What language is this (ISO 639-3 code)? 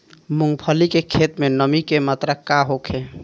bho